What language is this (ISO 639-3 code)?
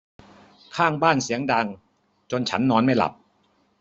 tha